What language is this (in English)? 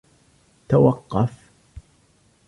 Arabic